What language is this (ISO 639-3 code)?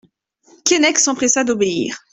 fra